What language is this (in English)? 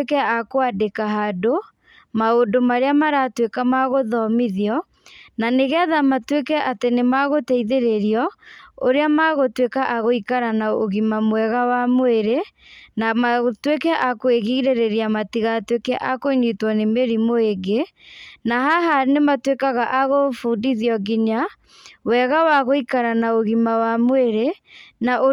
Kikuyu